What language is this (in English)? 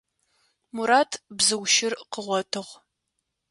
Adyghe